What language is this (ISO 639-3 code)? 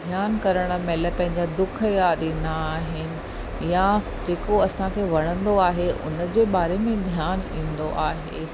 snd